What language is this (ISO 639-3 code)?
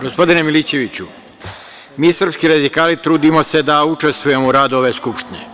srp